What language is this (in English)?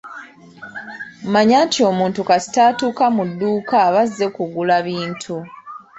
Ganda